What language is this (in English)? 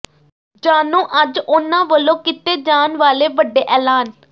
Punjabi